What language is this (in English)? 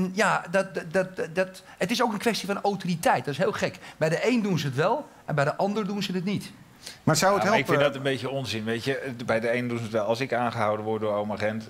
Dutch